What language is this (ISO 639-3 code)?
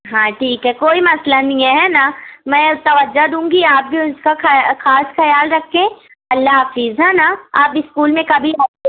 urd